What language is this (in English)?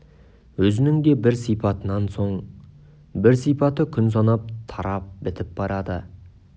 Kazakh